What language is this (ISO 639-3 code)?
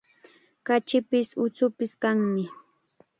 qxa